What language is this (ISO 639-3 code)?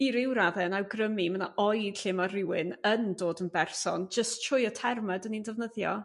cym